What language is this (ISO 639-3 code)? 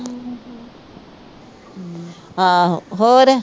pan